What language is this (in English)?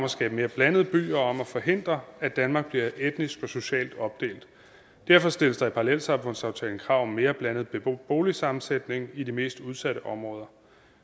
Danish